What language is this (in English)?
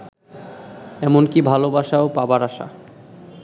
Bangla